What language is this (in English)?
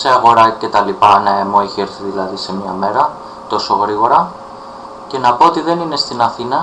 Greek